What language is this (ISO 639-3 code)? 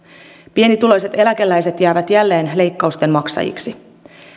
fin